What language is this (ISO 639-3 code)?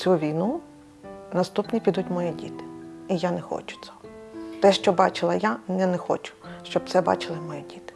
ukr